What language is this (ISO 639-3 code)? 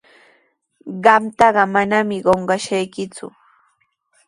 qws